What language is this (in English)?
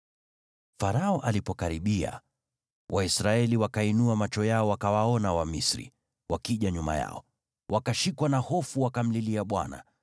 Swahili